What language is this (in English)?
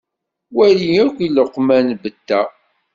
Kabyle